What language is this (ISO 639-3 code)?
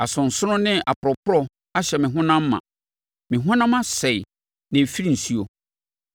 aka